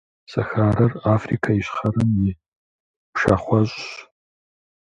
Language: Kabardian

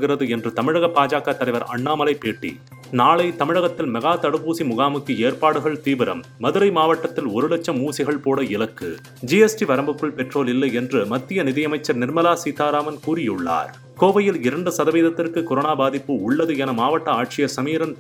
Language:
Tamil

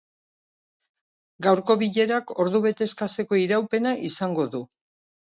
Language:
Basque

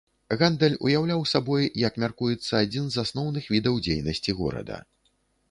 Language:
Belarusian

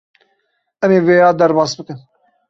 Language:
Kurdish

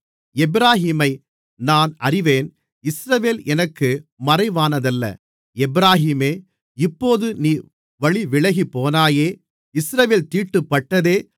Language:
Tamil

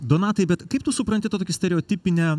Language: Lithuanian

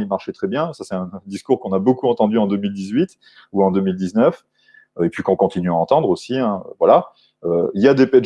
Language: French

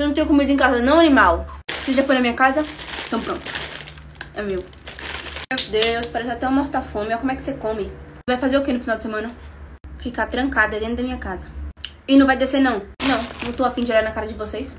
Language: Portuguese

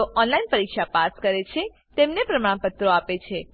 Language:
Gujarati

